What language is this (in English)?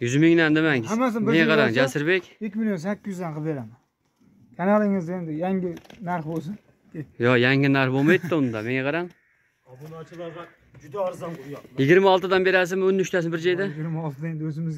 Turkish